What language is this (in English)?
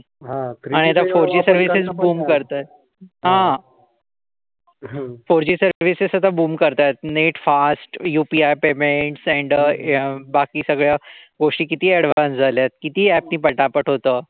Marathi